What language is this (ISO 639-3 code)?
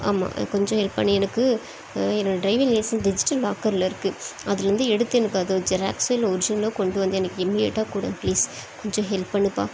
tam